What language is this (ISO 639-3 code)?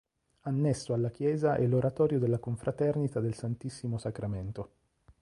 ita